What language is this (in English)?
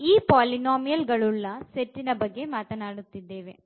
Kannada